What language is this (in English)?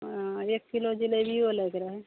Maithili